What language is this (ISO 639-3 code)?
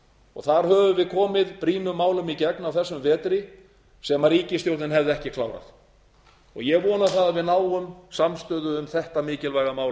isl